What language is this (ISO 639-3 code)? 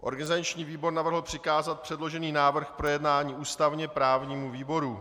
ces